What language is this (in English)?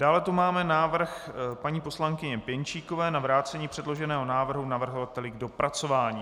Czech